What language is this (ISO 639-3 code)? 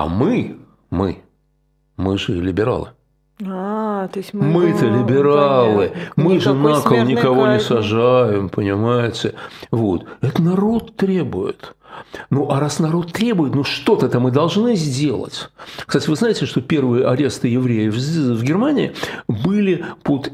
rus